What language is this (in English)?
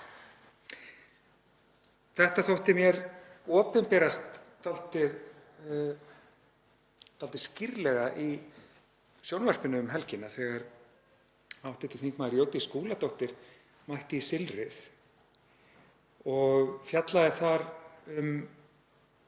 Icelandic